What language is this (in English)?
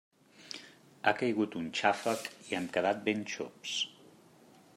Catalan